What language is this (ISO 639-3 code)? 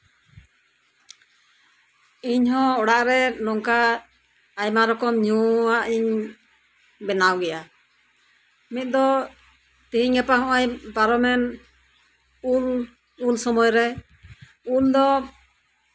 sat